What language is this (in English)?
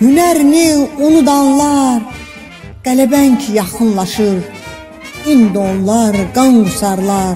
Turkish